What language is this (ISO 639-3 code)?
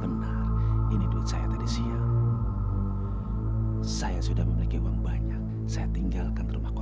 ind